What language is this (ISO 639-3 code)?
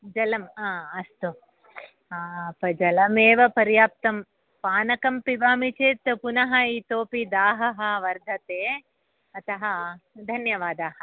san